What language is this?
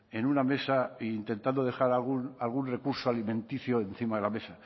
Spanish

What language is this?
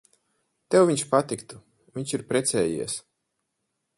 Latvian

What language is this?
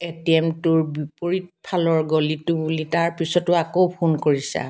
Assamese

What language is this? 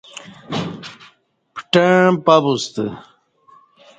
Kati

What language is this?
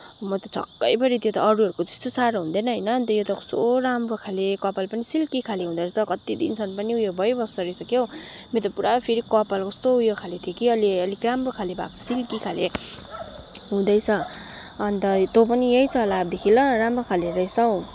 Nepali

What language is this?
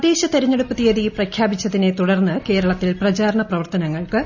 Malayalam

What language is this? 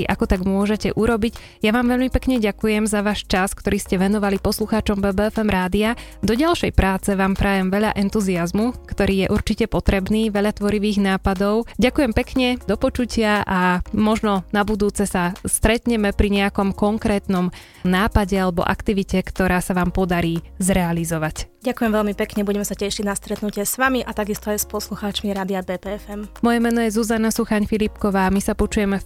Slovak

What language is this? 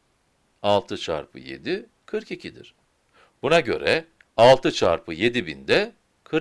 Turkish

